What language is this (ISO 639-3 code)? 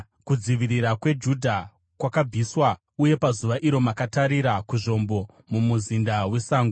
sna